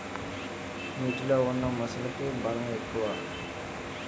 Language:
Telugu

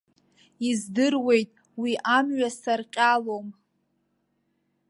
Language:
Abkhazian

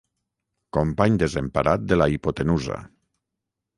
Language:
Catalan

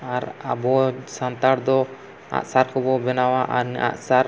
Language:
Santali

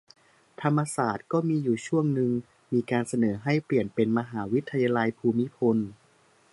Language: Thai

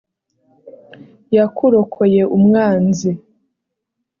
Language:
Kinyarwanda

